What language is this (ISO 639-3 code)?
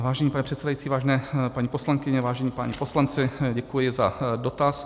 ces